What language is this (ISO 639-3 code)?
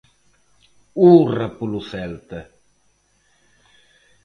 glg